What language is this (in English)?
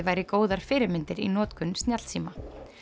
Icelandic